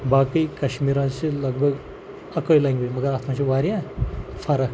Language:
Kashmiri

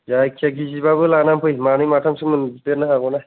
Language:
Bodo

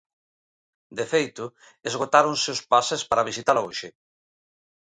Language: Galician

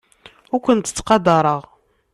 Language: Kabyle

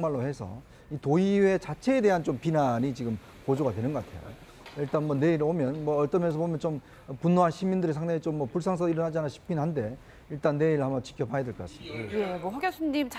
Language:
Korean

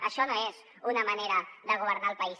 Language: Catalan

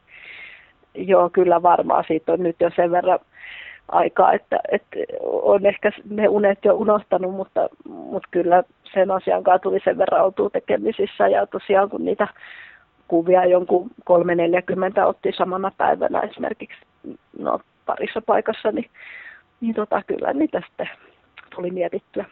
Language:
Finnish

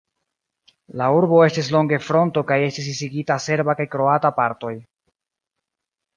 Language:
Esperanto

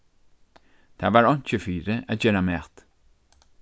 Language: Faroese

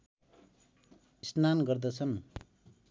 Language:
Nepali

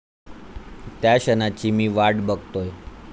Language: Marathi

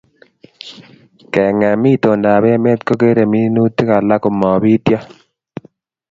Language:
Kalenjin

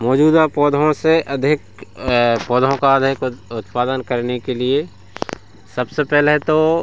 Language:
Hindi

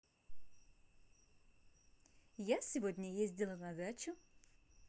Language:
Russian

